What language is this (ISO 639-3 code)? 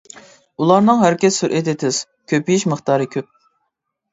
uig